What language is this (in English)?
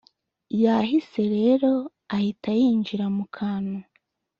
Kinyarwanda